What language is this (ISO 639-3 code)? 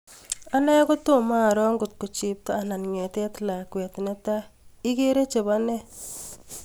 kln